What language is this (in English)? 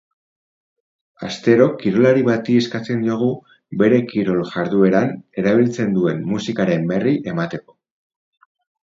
Basque